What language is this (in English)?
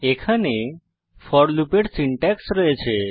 Bangla